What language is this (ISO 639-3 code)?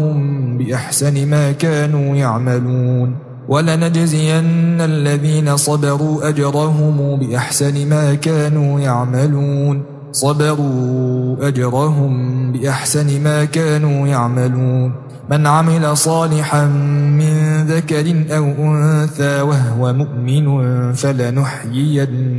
ara